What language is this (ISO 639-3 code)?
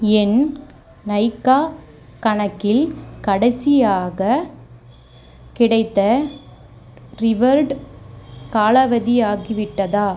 tam